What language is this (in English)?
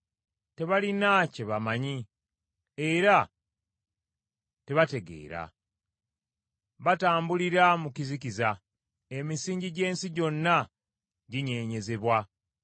Ganda